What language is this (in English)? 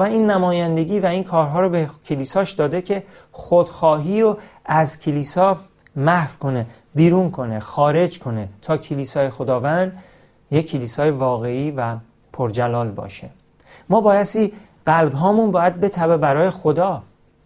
Persian